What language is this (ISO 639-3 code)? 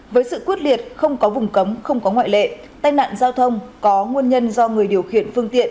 vie